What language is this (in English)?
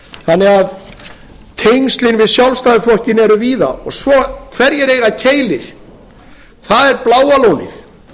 Icelandic